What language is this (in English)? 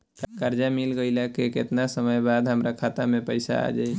Bhojpuri